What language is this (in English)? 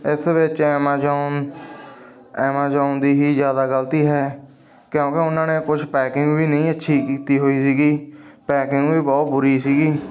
Punjabi